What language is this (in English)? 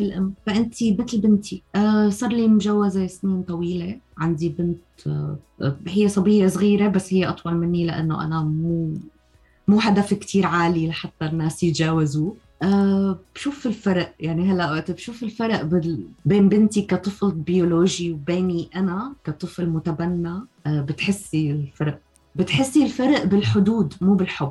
Arabic